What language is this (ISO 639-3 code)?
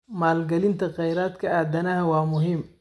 som